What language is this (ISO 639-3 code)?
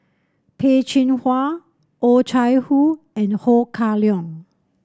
eng